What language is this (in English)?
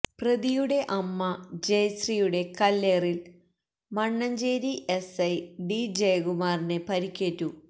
Malayalam